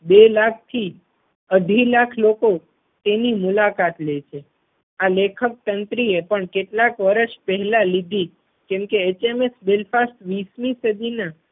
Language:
Gujarati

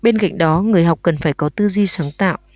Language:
Vietnamese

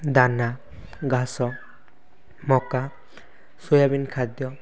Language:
Odia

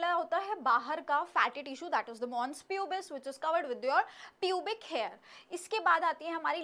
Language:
Hindi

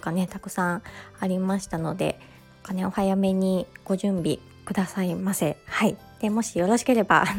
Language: Japanese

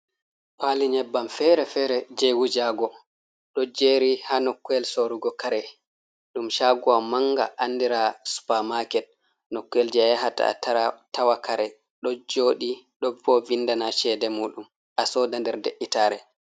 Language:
Fula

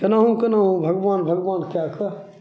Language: Maithili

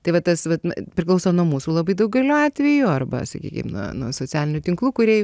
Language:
Lithuanian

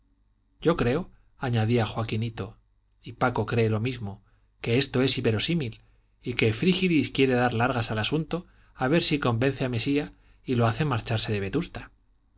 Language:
Spanish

